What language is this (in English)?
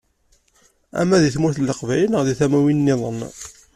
Kabyle